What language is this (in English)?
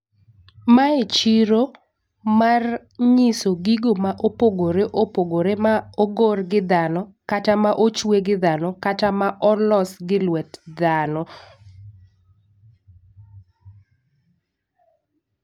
Luo (Kenya and Tanzania)